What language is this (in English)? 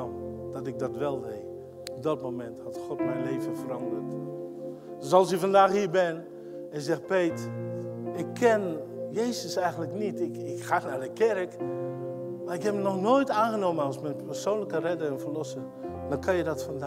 Dutch